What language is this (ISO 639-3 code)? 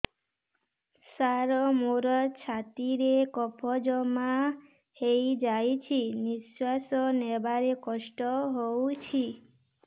ori